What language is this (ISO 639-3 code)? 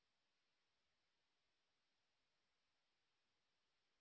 ben